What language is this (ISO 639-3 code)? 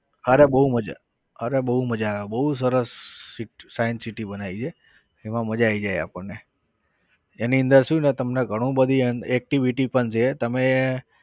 guj